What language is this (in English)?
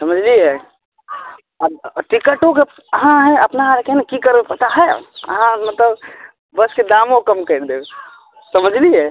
Maithili